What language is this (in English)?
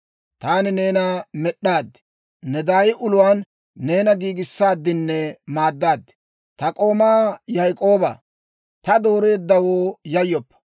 Dawro